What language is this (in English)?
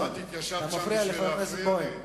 Hebrew